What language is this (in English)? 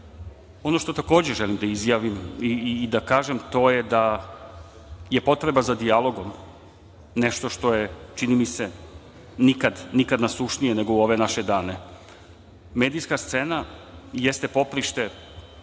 Serbian